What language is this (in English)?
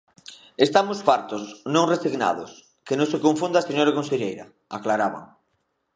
Galician